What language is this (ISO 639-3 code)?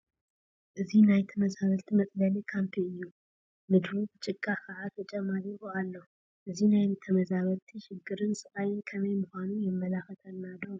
tir